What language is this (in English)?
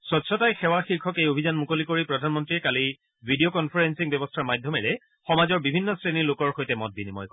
Assamese